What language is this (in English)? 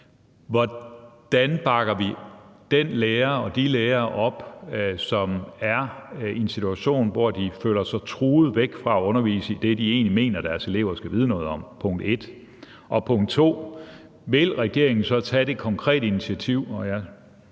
Danish